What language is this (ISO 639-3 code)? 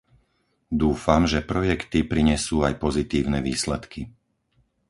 slk